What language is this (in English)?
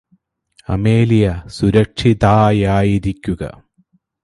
Malayalam